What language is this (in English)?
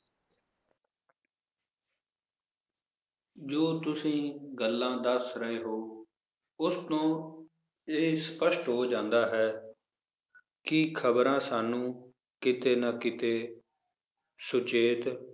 Punjabi